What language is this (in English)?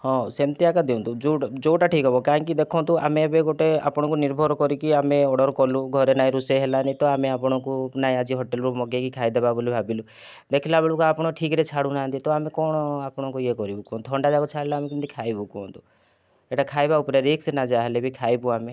Odia